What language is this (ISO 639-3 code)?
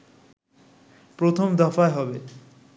ben